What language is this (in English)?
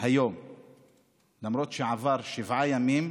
Hebrew